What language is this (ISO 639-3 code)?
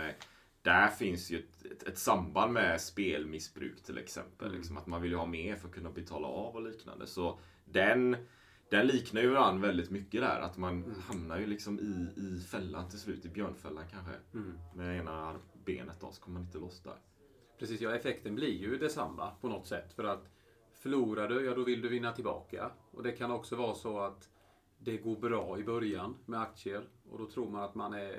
swe